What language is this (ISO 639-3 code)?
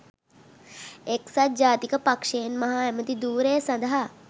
sin